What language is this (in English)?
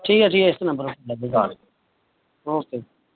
Dogri